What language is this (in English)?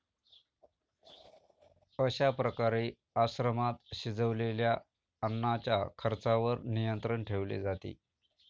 Marathi